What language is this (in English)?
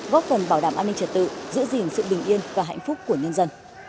Vietnamese